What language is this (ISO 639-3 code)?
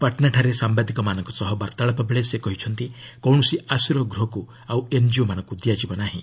ori